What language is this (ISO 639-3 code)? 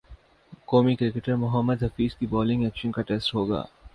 urd